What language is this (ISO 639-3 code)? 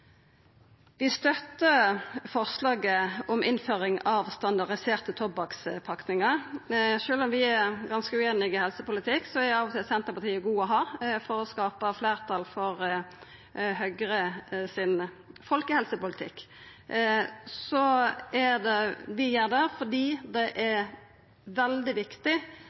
nno